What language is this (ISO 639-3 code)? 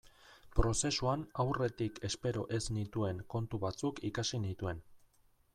eus